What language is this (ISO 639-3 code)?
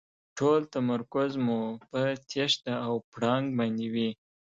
pus